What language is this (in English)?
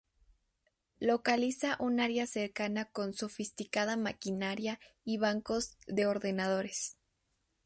Spanish